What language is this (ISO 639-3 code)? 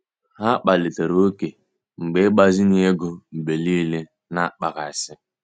ibo